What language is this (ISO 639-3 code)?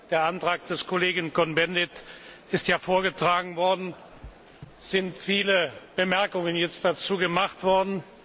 deu